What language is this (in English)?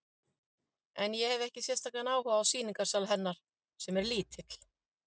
Icelandic